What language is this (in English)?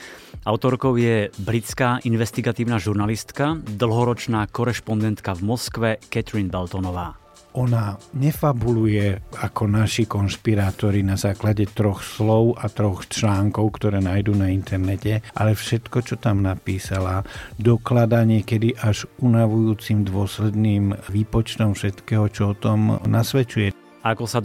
Slovak